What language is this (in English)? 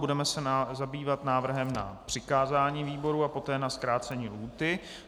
Czech